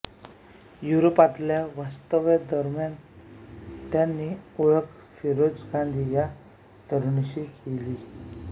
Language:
Marathi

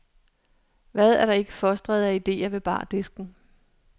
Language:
Danish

